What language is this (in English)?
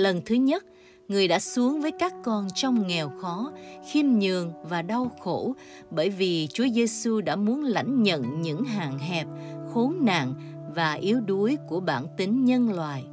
Vietnamese